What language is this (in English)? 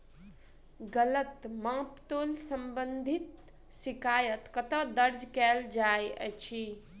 Maithili